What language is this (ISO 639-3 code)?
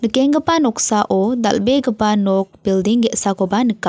grt